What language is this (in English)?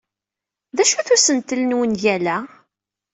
Kabyle